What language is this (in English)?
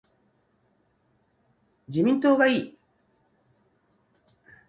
Japanese